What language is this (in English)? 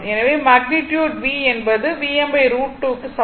Tamil